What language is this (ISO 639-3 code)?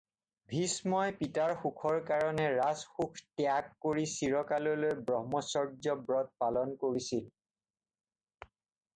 asm